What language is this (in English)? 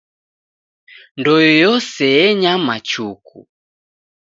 Taita